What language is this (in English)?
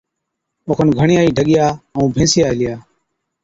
Od